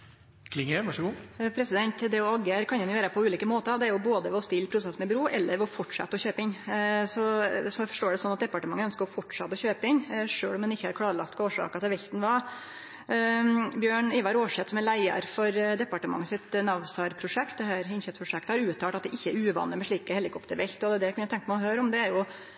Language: Norwegian Nynorsk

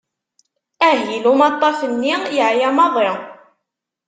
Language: Kabyle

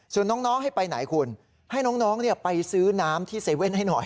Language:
Thai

